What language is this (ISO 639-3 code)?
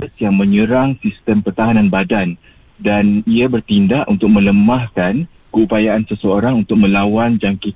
msa